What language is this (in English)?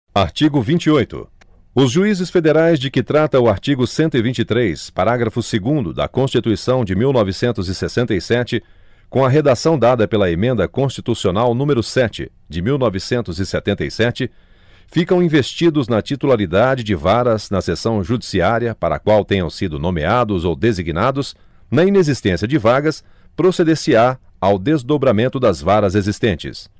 Portuguese